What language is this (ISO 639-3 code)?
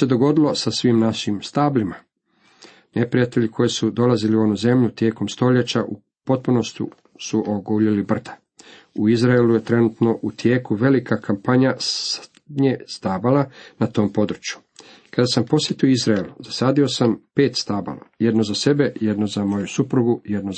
hrv